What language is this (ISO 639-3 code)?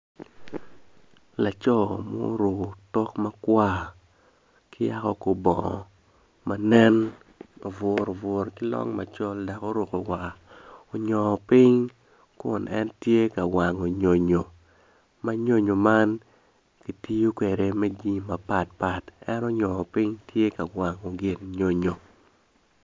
ach